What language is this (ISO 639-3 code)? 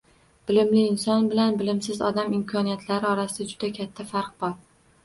uzb